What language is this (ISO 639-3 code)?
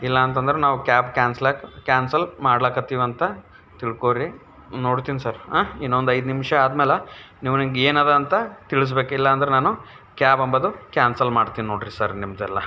kan